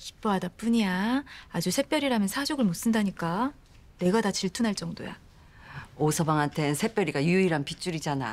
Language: Korean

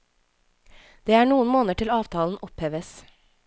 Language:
Norwegian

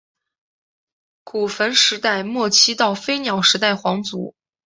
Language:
Chinese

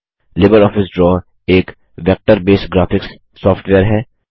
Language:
Hindi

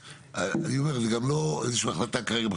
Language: Hebrew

